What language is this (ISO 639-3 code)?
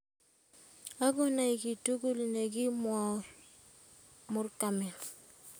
kln